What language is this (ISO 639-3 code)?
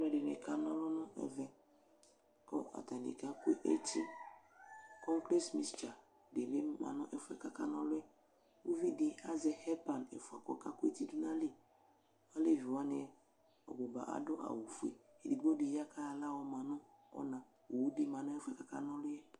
kpo